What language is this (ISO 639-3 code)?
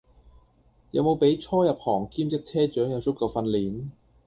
yue